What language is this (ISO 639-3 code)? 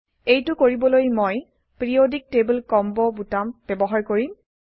asm